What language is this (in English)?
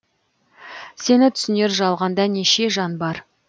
Kazakh